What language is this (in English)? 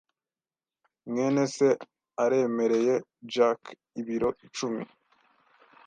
Kinyarwanda